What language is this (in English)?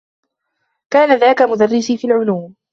Arabic